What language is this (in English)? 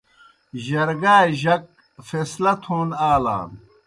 Kohistani Shina